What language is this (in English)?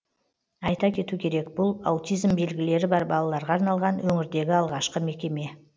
Kazakh